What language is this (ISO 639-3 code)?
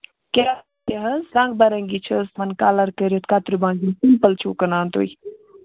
kas